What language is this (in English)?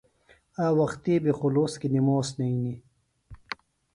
Phalura